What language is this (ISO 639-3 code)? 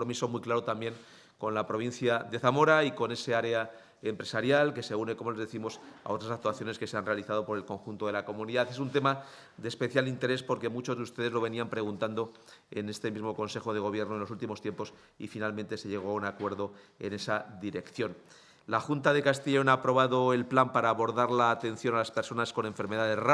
spa